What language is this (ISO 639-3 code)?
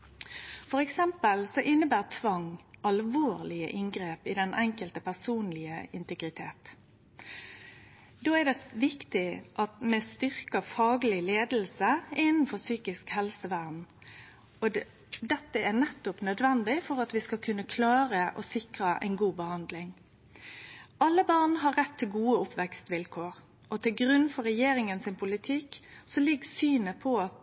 nno